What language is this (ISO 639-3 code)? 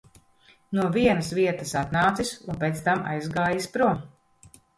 lav